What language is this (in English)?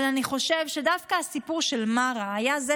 Hebrew